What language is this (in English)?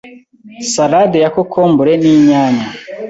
Kinyarwanda